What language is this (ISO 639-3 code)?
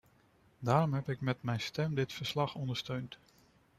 nld